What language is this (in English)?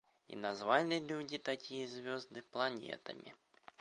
Russian